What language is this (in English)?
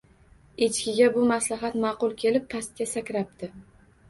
Uzbek